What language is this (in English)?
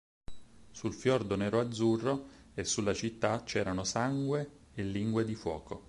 Italian